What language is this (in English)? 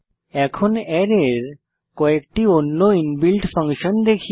Bangla